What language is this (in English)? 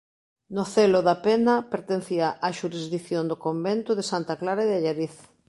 Galician